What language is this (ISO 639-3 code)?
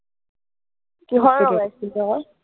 asm